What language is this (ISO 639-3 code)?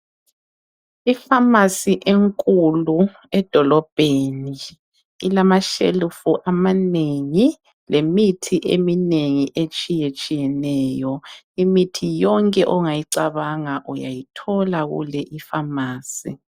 nde